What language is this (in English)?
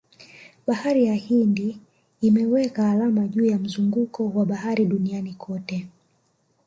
Swahili